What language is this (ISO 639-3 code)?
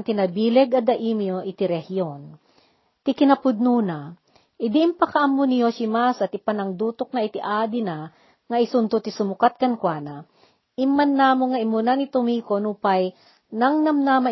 fil